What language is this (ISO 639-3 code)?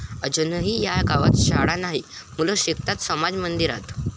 mar